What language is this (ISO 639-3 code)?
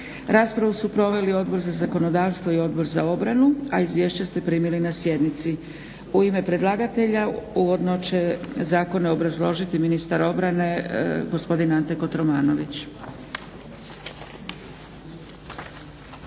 hrv